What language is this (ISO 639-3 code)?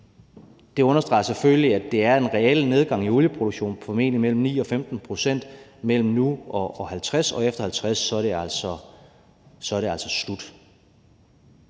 dan